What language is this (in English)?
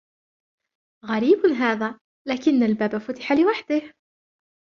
Arabic